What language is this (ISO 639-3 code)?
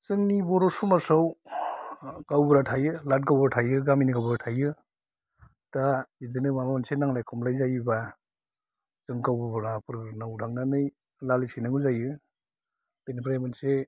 brx